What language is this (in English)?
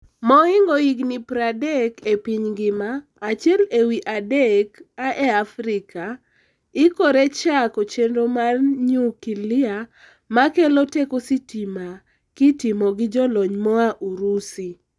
Luo (Kenya and Tanzania)